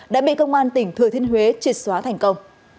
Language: Vietnamese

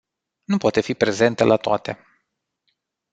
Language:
Romanian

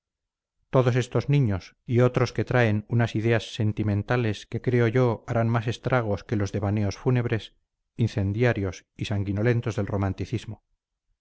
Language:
Spanish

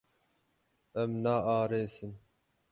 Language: Kurdish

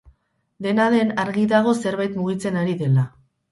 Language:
Basque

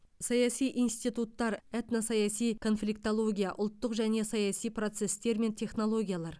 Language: Kazakh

